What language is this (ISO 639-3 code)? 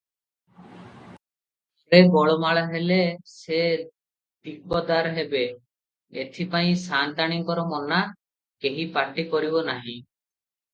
ori